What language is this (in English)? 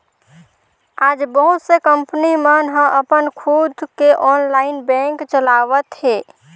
Chhattisgarhi